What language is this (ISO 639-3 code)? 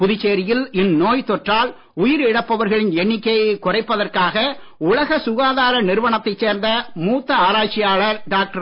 tam